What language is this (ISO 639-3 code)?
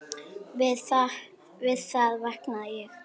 isl